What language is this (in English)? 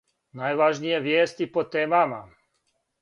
Serbian